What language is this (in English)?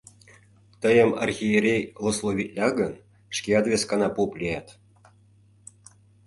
Mari